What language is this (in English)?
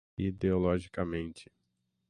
Portuguese